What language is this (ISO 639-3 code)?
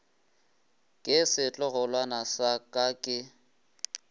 nso